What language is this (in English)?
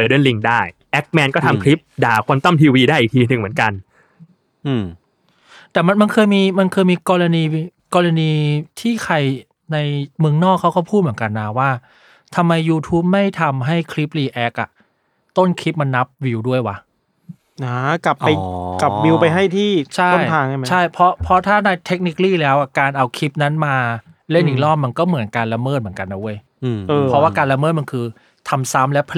Thai